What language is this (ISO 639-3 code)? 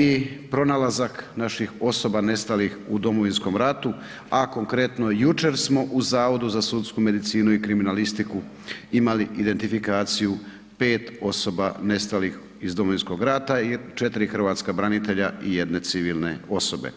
hrv